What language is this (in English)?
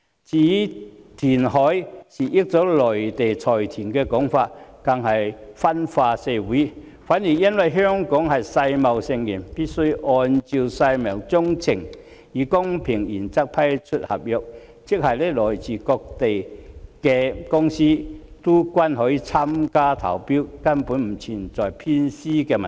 Cantonese